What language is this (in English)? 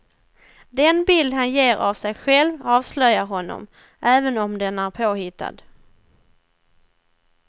Swedish